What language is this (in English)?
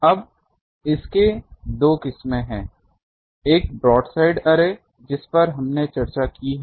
Hindi